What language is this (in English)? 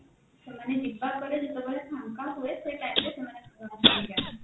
Odia